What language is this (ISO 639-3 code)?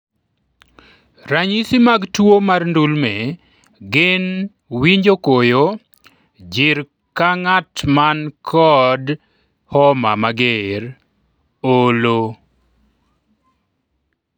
luo